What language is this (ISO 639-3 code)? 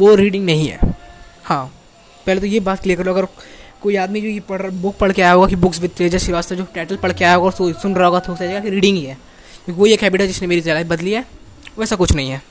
hin